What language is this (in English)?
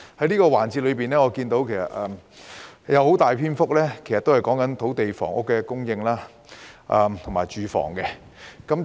Cantonese